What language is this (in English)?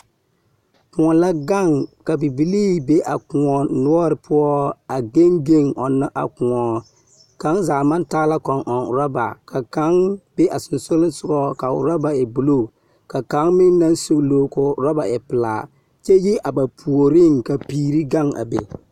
Southern Dagaare